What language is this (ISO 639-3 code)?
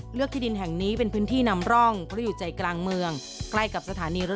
tha